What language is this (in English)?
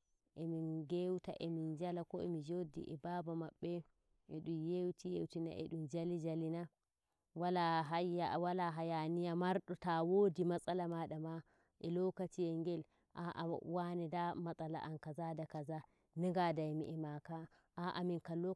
Nigerian Fulfulde